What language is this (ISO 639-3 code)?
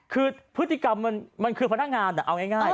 tha